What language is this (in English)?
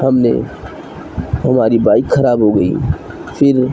Urdu